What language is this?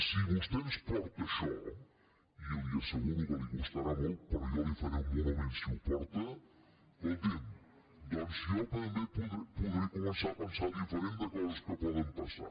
Catalan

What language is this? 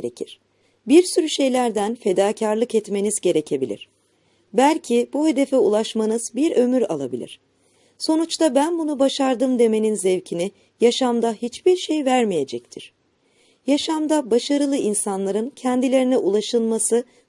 Turkish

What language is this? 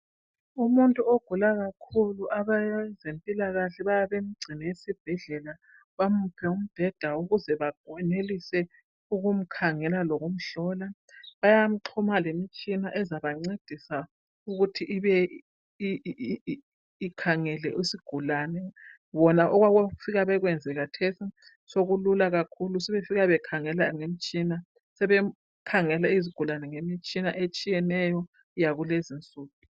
North Ndebele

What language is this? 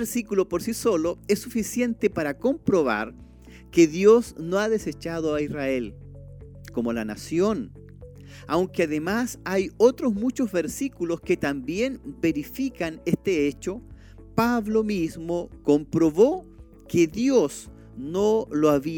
Spanish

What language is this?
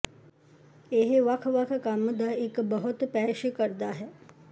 Punjabi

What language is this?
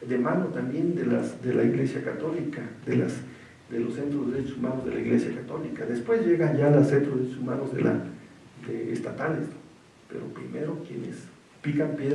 Spanish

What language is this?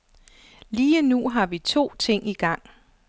Danish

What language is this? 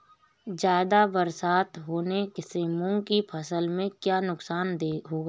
Hindi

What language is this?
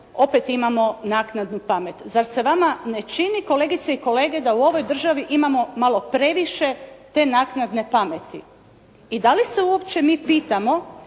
Croatian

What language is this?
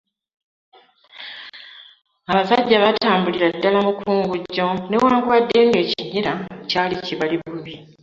Ganda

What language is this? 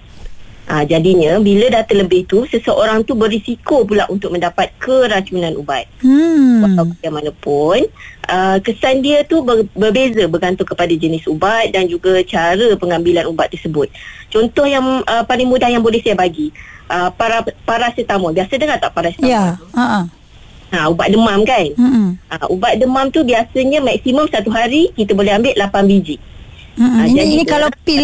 Malay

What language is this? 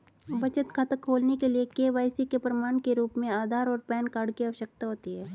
Hindi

